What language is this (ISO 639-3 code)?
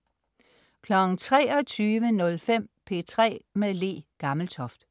dan